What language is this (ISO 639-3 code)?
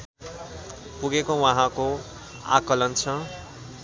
nep